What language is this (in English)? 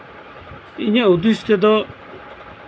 Santali